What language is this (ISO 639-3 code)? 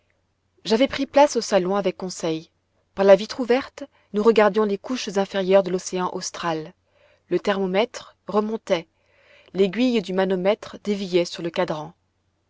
fra